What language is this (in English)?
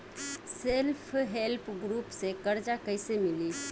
Bhojpuri